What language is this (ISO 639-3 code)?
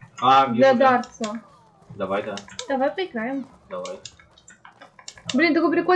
rus